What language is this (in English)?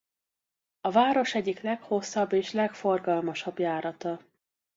Hungarian